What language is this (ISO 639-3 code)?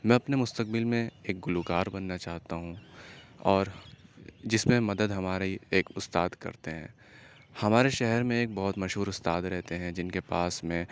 urd